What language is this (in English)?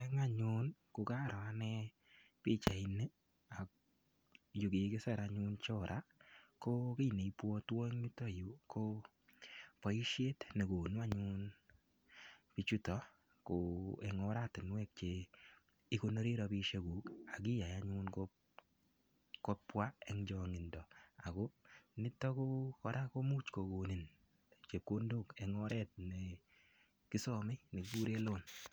Kalenjin